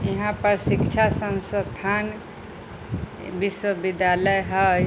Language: Maithili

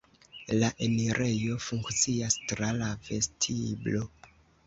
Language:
Esperanto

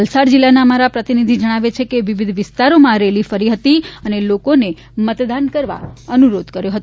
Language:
Gujarati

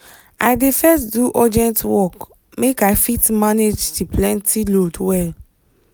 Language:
Nigerian Pidgin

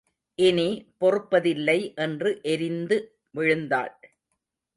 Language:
Tamil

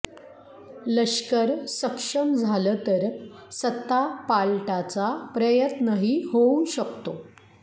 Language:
Marathi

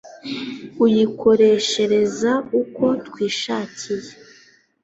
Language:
Kinyarwanda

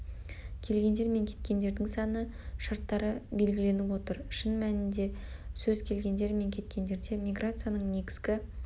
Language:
Kazakh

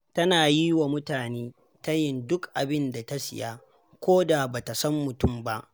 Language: Hausa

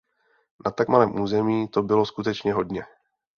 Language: Czech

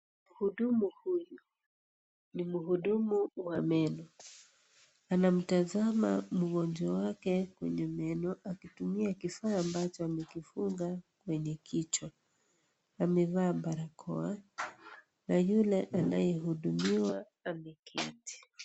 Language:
Swahili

